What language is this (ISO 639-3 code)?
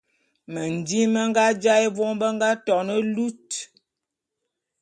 bum